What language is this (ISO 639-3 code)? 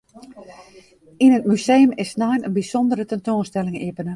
fry